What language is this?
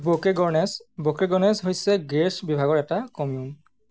Assamese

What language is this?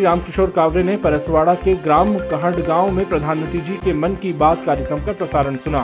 Hindi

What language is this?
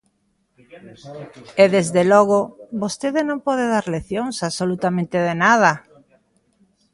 Galician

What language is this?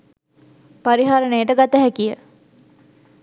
Sinhala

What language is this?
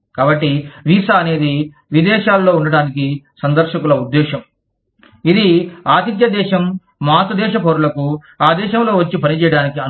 Telugu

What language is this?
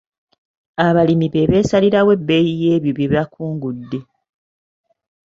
Ganda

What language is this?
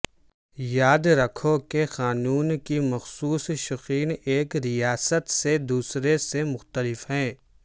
Urdu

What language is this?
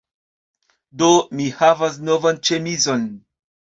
Esperanto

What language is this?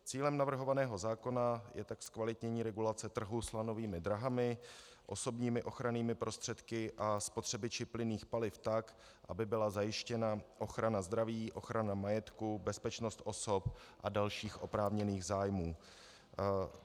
Czech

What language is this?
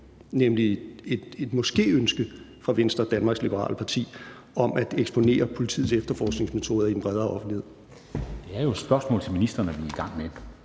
Danish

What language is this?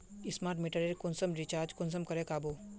Magahi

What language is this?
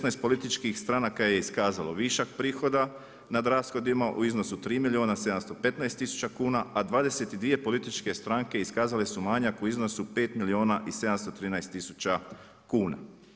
Croatian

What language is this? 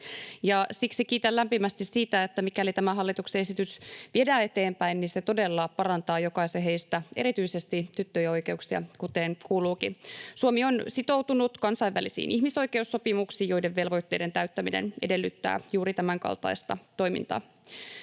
Finnish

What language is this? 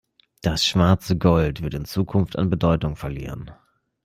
German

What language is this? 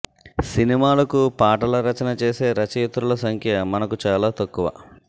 Telugu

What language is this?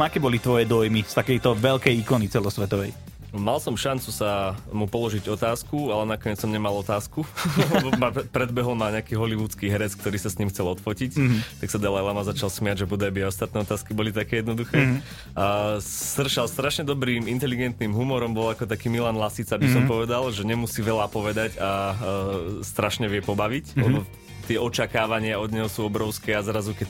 Slovak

